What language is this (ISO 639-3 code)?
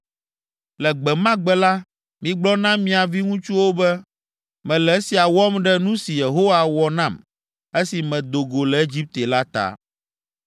ewe